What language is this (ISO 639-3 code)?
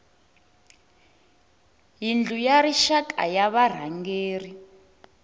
tso